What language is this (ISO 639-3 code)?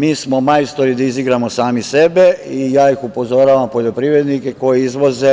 srp